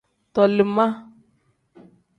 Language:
Tem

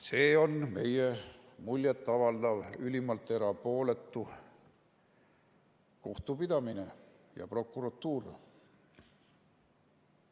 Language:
Estonian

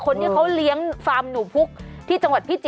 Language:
Thai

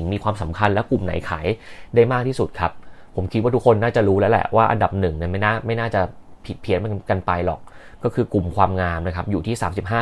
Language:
Thai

